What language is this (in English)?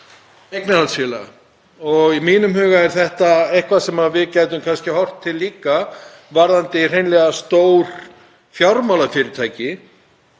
Icelandic